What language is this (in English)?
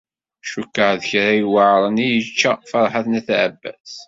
Kabyle